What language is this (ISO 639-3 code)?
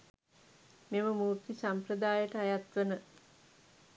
sin